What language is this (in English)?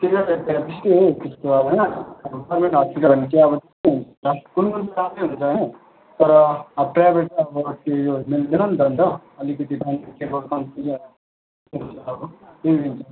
Nepali